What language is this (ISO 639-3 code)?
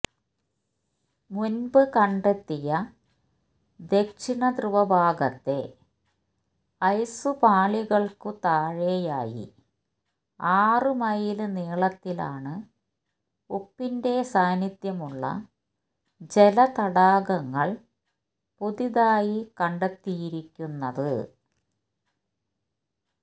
mal